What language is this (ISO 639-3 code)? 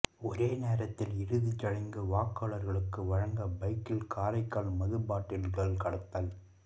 tam